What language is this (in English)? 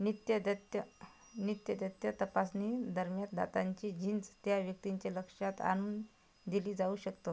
Marathi